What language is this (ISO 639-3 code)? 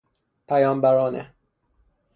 fas